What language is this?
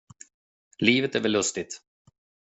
Swedish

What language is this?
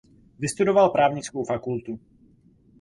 Czech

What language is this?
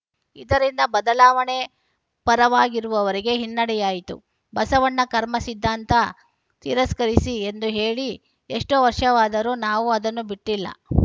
Kannada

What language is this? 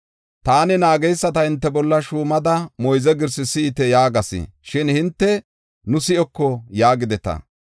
Gofa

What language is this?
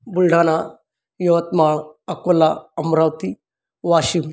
Marathi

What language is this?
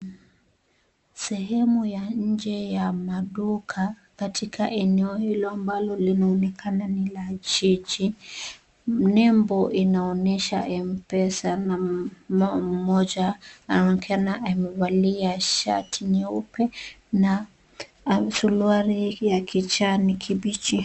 Swahili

